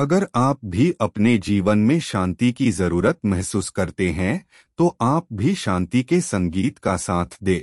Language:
Hindi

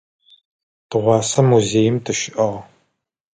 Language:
Adyghe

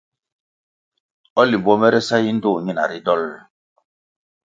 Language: Kwasio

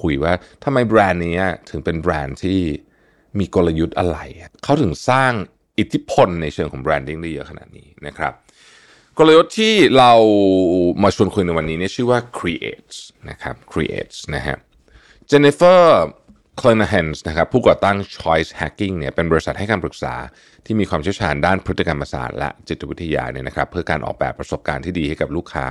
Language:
Thai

